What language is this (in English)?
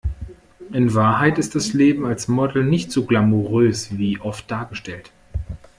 German